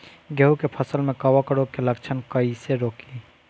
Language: Bhojpuri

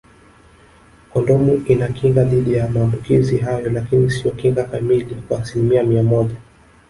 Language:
Swahili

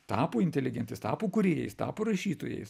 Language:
Lithuanian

